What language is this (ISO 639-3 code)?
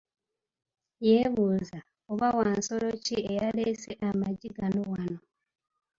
lug